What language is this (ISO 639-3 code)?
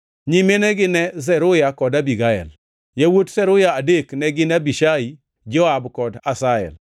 luo